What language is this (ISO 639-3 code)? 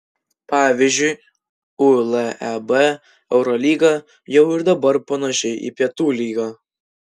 lit